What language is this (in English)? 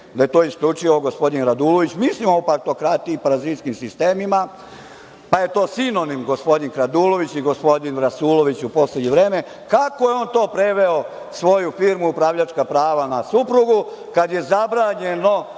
Serbian